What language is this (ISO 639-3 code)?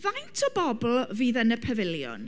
cym